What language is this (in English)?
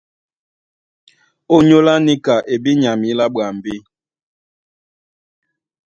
Duala